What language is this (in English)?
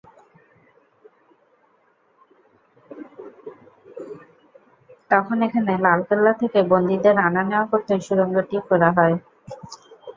Bangla